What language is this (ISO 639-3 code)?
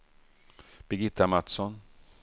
swe